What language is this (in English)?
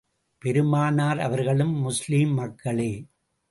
Tamil